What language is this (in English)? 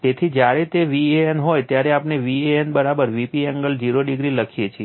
Gujarati